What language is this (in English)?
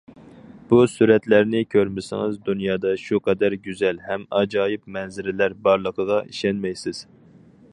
Uyghur